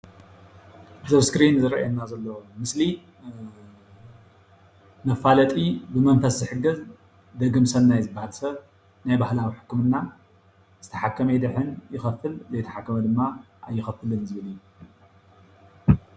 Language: Tigrinya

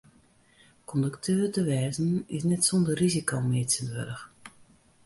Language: Western Frisian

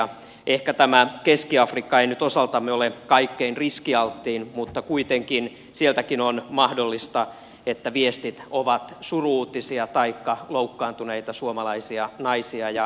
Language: Finnish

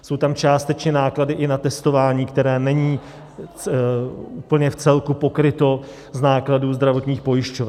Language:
Czech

